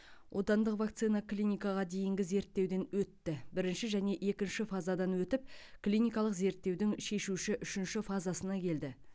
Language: Kazakh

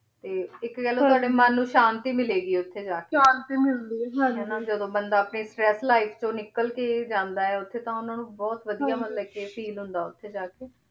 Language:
Punjabi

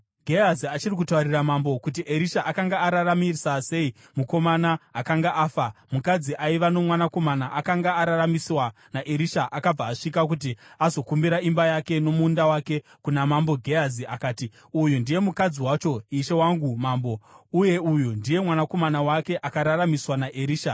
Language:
Shona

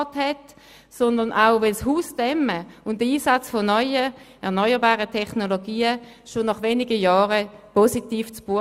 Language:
Swiss German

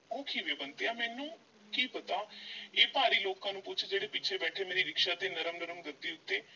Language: Punjabi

